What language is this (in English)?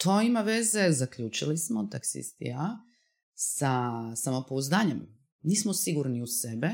Croatian